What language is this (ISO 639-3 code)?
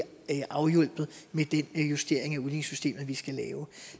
dan